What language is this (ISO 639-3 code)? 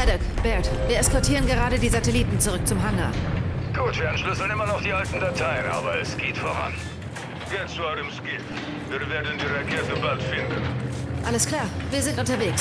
deu